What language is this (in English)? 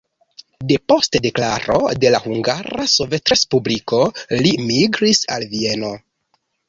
Esperanto